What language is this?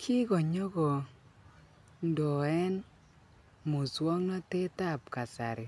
Kalenjin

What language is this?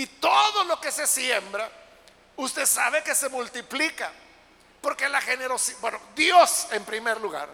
Spanish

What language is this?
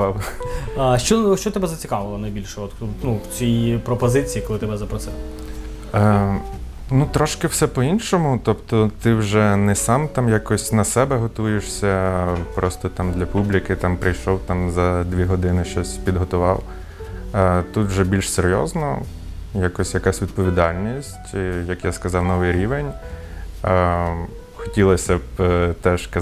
Ukrainian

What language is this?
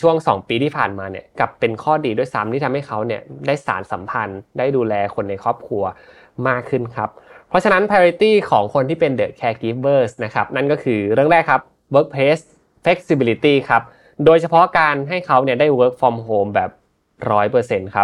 Thai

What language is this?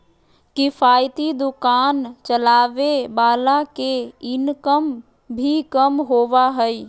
Magahi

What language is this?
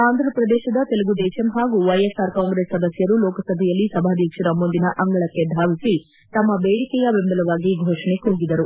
Kannada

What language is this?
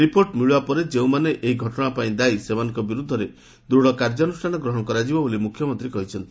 Odia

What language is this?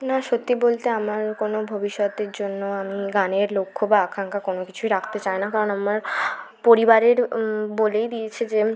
Bangla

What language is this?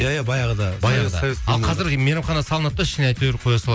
Kazakh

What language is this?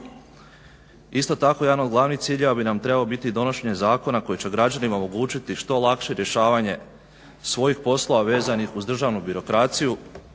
Croatian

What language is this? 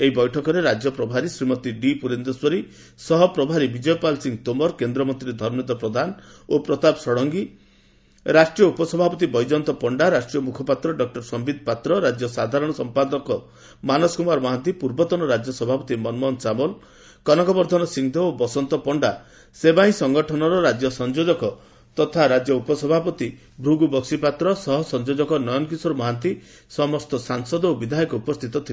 Odia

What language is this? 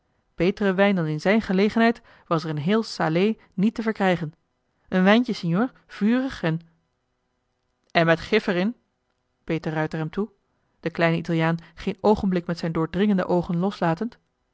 Dutch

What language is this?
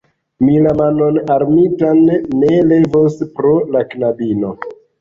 Esperanto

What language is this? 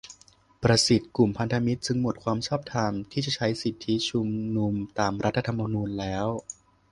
Thai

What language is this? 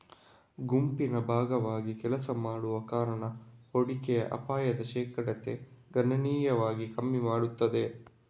Kannada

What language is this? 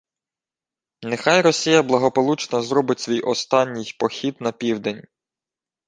Ukrainian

